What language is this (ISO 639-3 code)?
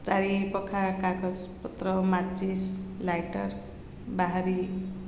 ori